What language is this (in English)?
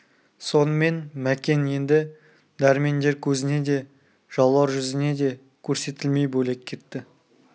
Kazakh